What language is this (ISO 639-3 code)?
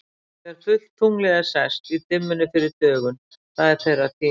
isl